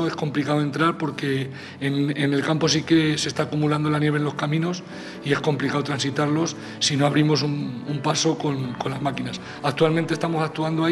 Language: Spanish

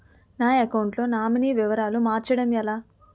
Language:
Telugu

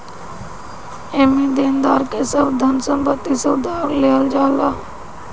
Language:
Bhojpuri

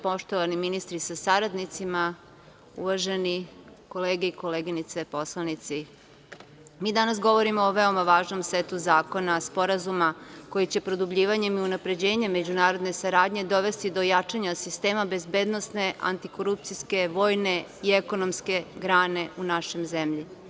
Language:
Serbian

